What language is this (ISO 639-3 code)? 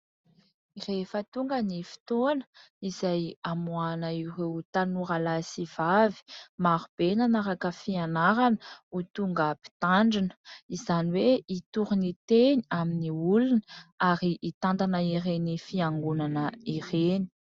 mlg